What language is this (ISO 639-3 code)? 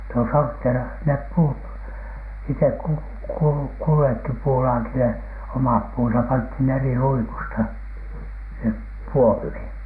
fin